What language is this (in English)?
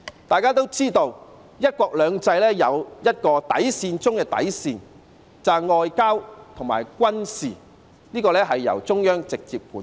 Cantonese